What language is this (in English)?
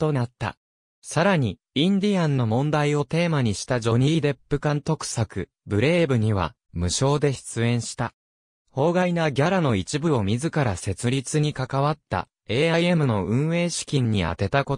Japanese